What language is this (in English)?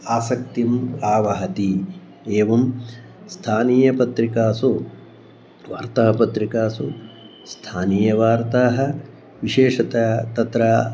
Sanskrit